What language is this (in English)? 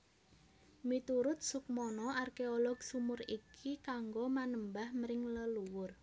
Javanese